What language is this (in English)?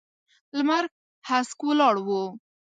Pashto